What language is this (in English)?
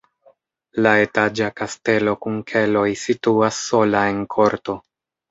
Esperanto